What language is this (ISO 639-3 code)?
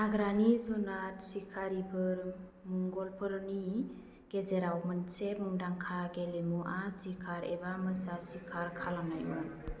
brx